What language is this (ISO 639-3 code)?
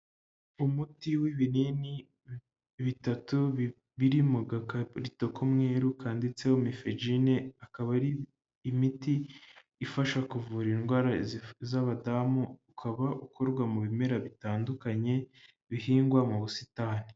kin